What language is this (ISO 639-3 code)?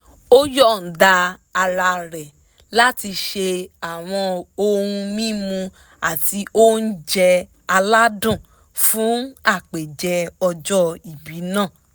yor